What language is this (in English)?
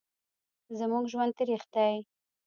Pashto